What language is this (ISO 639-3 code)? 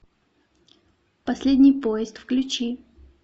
rus